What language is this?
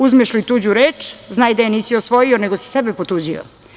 Serbian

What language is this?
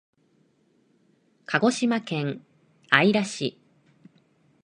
Japanese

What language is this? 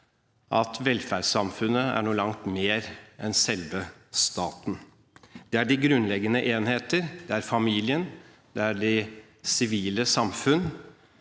Norwegian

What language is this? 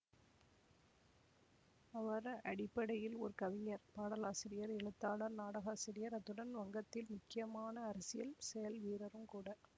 Tamil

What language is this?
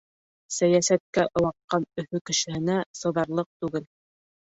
Bashkir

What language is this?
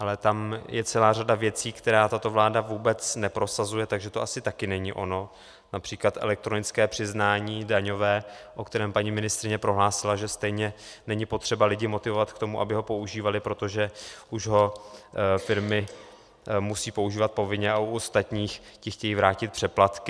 Czech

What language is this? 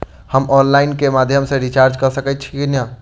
Maithili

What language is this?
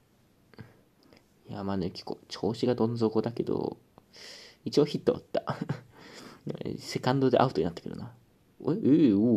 Japanese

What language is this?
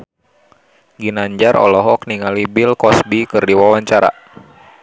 Sundanese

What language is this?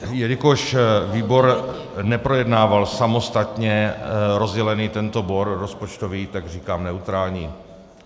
Czech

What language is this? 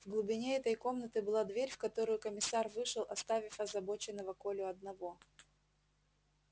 Russian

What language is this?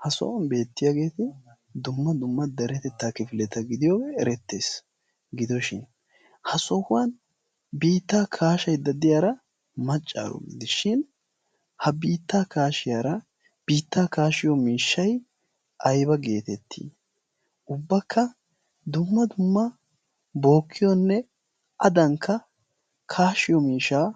Wolaytta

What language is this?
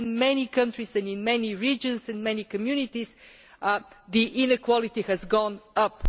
English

